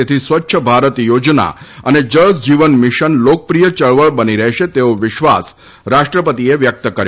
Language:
Gujarati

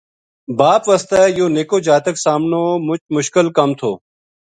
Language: Gujari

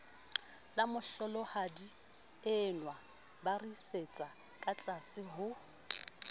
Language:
Southern Sotho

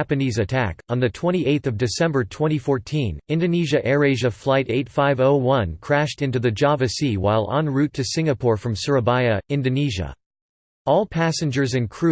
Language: English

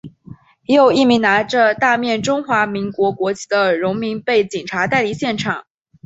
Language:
Chinese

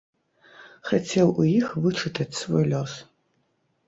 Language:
Belarusian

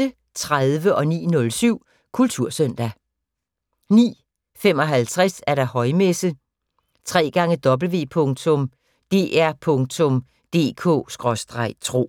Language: Danish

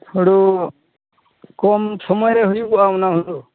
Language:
Santali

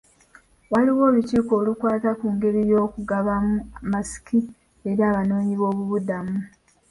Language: Ganda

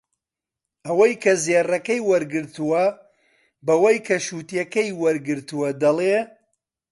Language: Central Kurdish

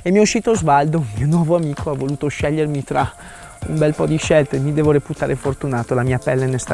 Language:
Italian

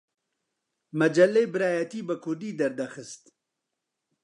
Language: Central Kurdish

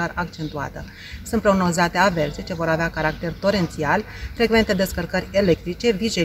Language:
Romanian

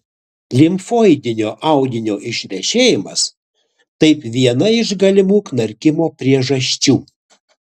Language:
Lithuanian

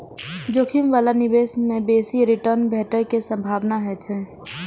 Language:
Maithili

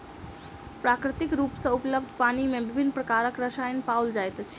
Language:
Maithili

